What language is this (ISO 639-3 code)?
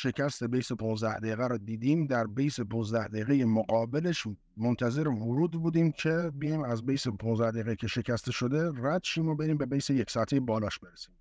fas